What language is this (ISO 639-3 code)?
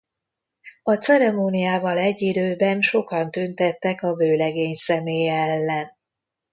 hun